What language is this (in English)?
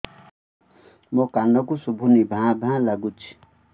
Odia